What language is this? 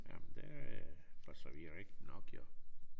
Danish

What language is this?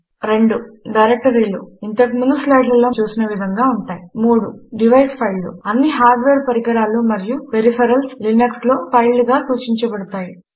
Telugu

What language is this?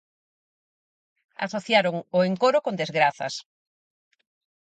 Galician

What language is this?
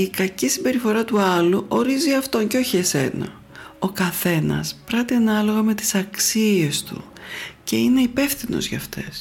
Greek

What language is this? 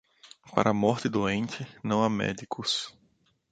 Portuguese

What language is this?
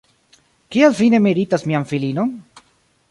Esperanto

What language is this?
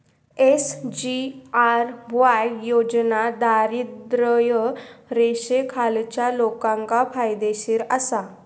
Marathi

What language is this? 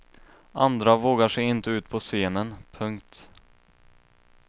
Swedish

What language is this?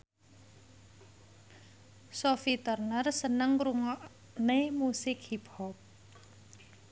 Javanese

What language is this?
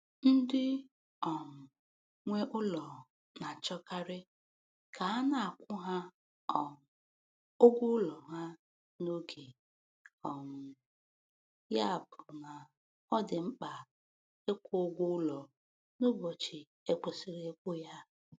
Igbo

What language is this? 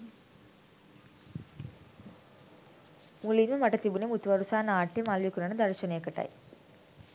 Sinhala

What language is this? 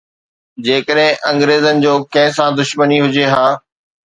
Sindhi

